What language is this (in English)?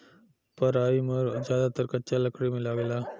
Bhojpuri